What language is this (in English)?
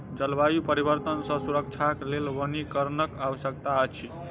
Maithili